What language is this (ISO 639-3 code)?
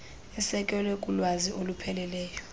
xho